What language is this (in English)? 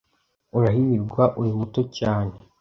Kinyarwanda